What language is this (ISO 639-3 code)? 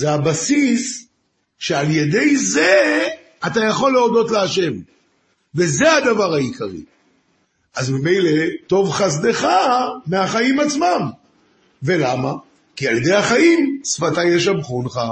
heb